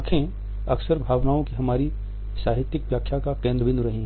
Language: Hindi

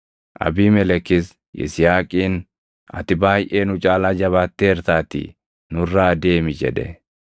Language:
Oromo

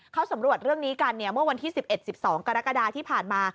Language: Thai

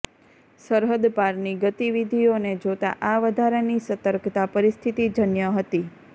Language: Gujarati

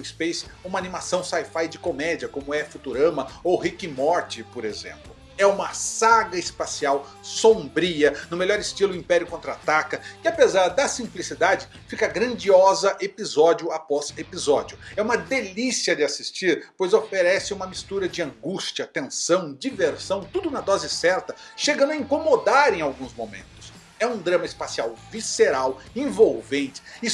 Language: Portuguese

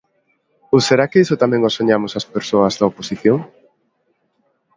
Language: Galician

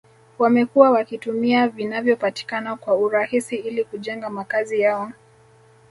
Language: Swahili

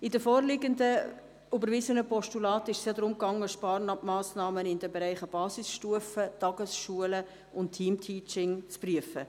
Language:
Swiss German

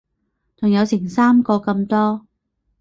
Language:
Cantonese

